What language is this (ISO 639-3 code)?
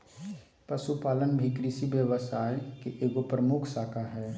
mag